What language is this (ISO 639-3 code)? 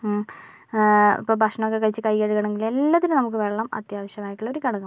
mal